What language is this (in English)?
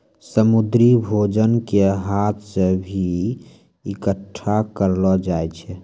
Maithili